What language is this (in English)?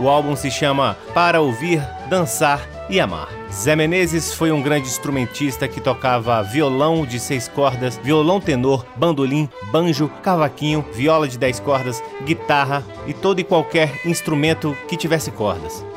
Portuguese